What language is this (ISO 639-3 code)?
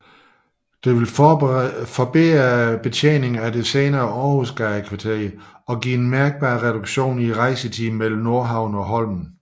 dan